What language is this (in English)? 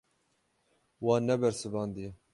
Kurdish